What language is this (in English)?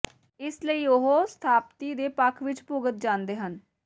Punjabi